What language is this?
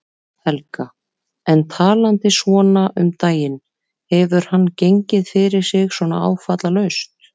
Icelandic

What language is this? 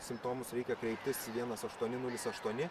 Lithuanian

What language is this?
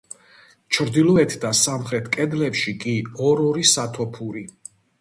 Georgian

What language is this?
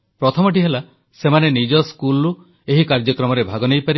Odia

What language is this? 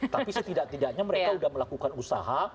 Indonesian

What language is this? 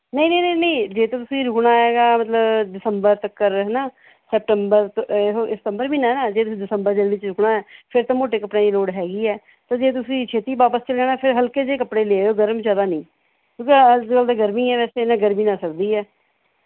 Punjabi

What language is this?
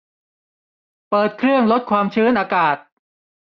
Thai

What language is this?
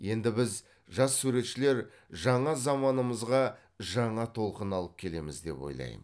Kazakh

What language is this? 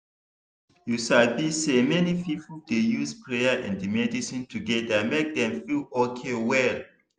Nigerian Pidgin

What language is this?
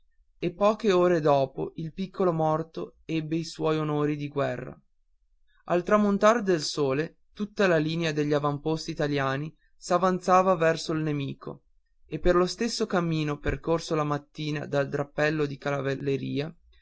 Italian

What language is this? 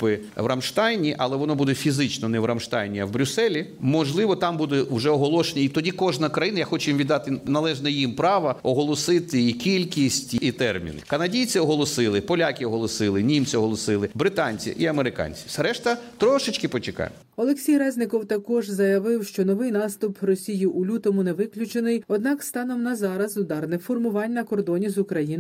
Ukrainian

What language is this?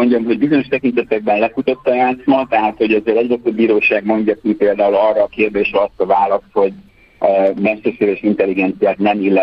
Hungarian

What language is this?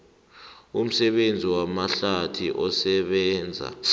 South Ndebele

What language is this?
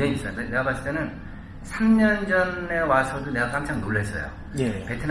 Korean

